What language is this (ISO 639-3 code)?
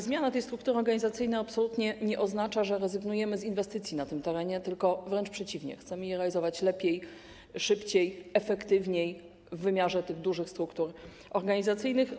pol